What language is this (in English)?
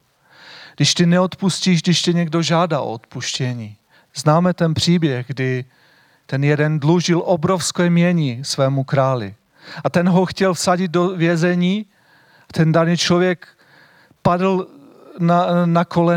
Czech